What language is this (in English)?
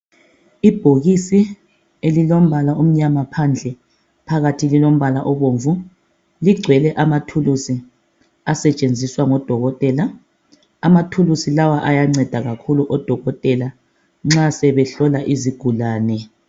North Ndebele